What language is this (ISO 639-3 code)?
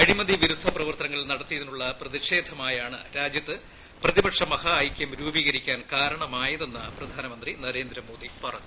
mal